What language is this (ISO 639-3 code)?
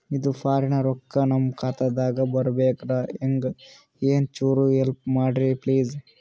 kan